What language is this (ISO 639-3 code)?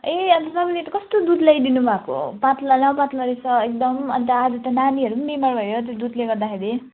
nep